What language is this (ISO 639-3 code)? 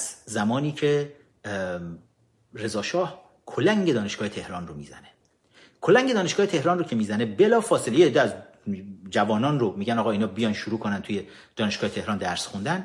fas